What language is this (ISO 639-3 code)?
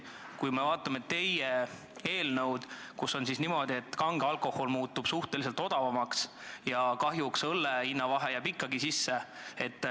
est